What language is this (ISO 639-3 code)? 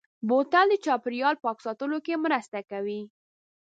pus